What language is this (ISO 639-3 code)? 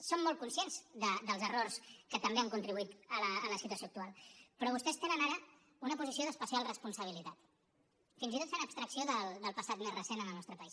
cat